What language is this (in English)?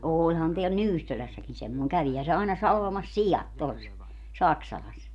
Finnish